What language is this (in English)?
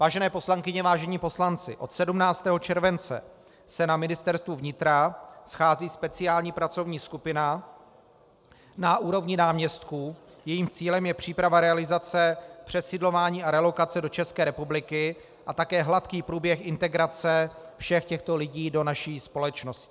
Czech